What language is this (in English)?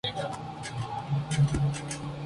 Spanish